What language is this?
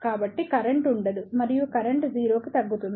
Telugu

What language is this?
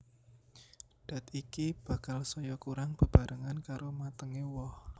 Javanese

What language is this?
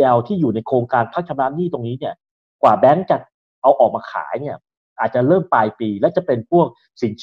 Thai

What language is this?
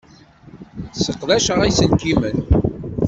Kabyle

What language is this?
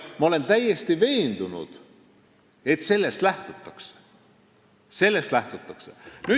Estonian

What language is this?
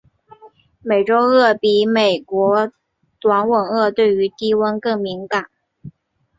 Chinese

